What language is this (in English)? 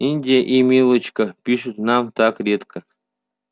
Russian